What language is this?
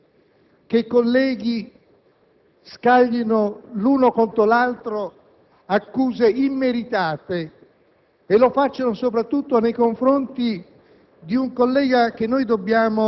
Italian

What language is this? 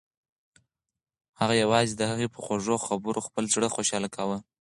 Pashto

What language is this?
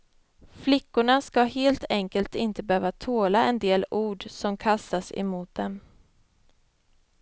Swedish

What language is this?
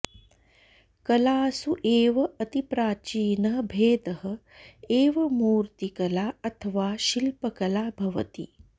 Sanskrit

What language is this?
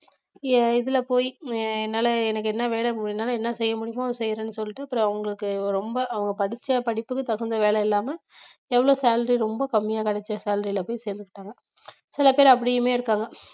Tamil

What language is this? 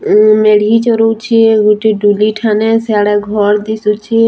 Sambalpuri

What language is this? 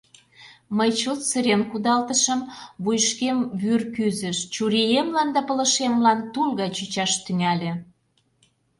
Mari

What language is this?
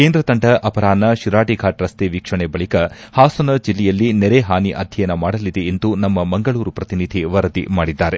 Kannada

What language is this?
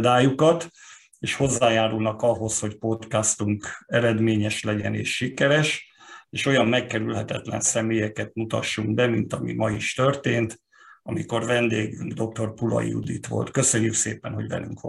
Hungarian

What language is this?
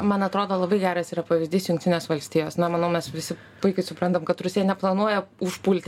Lithuanian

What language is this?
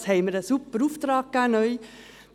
Swiss German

